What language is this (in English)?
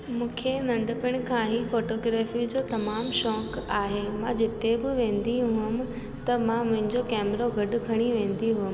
Sindhi